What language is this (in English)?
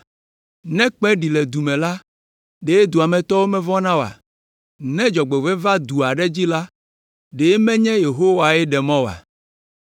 Ewe